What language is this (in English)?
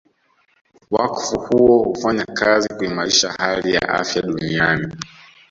Swahili